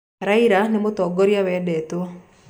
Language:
Kikuyu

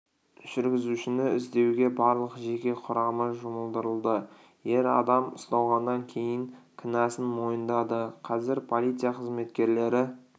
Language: Kazakh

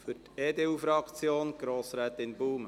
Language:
Swiss German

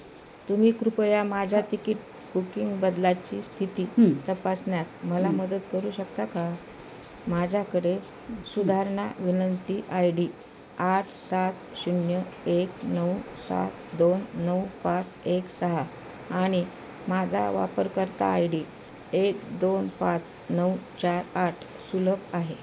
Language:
Marathi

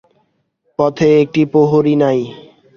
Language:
Bangla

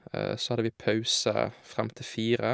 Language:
Norwegian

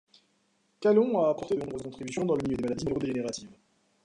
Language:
French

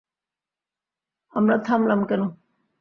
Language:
Bangla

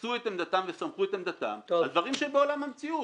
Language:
Hebrew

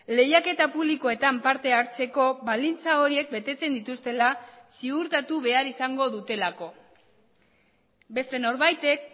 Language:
Basque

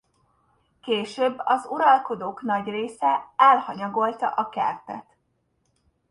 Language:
Hungarian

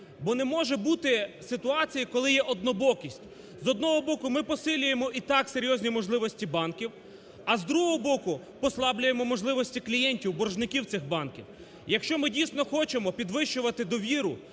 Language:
Ukrainian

